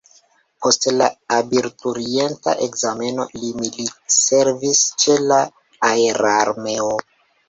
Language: Esperanto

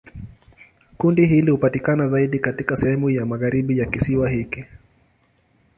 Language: Swahili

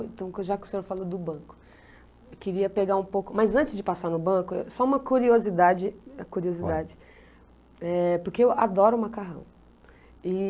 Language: Portuguese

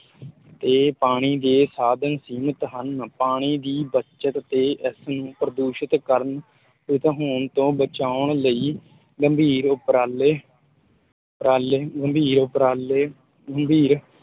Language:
Punjabi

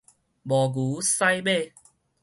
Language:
Min Nan Chinese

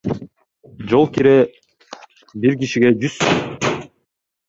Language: Kyrgyz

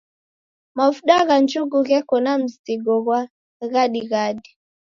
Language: Taita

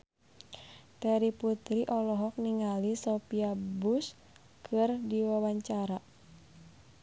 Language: Sundanese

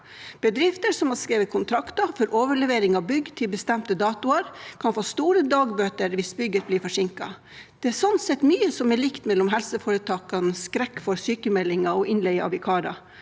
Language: Norwegian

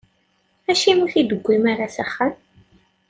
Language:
Kabyle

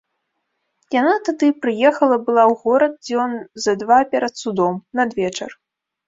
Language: Belarusian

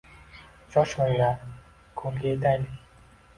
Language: Uzbek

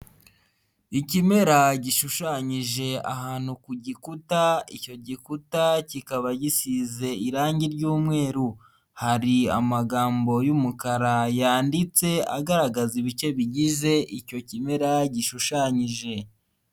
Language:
Kinyarwanda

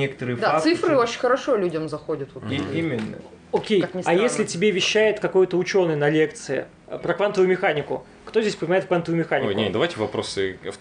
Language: Russian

